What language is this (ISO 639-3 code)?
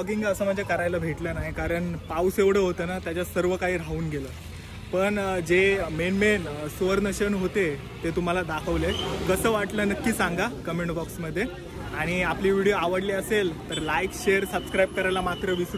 mar